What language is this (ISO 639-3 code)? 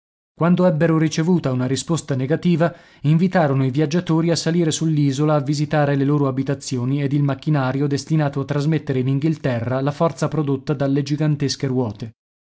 ita